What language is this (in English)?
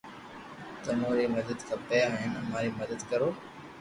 Loarki